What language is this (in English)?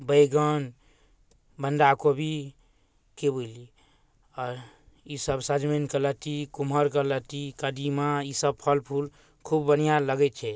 Maithili